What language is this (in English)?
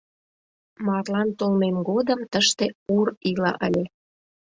Mari